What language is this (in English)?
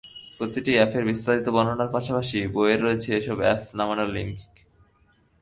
Bangla